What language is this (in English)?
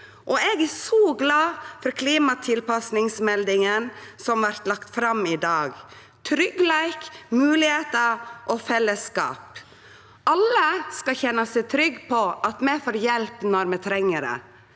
Norwegian